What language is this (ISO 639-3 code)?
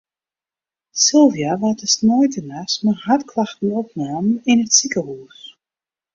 fry